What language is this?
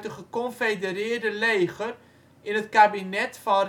Dutch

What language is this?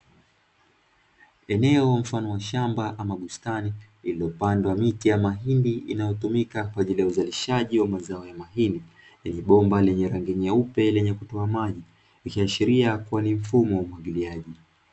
Swahili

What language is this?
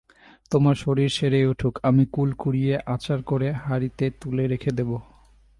Bangla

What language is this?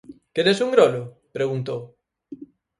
Galician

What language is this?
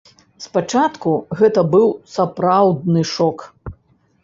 Belarusian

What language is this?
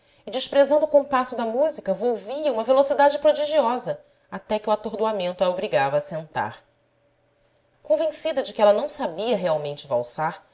Portuguese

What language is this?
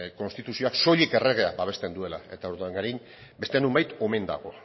Basque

